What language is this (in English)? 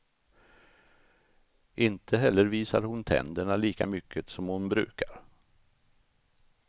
Swedish